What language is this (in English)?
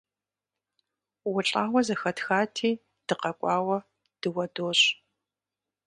Kabardian